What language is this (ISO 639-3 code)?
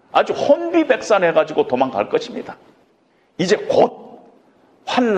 kor